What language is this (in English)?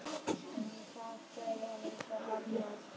Icelandic